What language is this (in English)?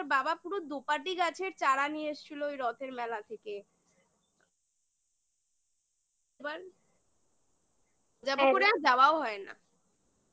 Bangla